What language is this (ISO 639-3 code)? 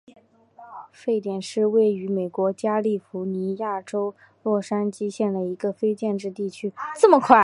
zho